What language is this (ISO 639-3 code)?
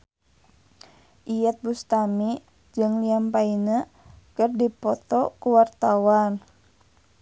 sun